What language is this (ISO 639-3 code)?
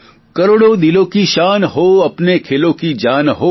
guj